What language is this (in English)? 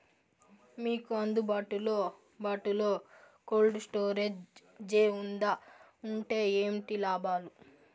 Telugu